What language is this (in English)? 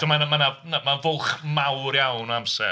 Welsh